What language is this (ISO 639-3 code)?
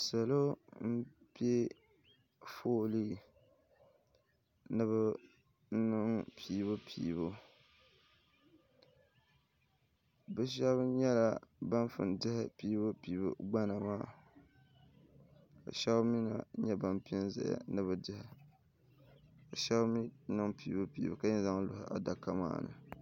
dag